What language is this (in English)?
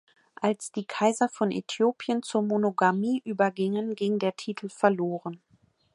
German